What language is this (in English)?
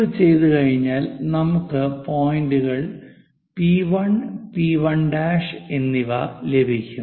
Malayalam